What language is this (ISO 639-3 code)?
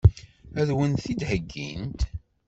kab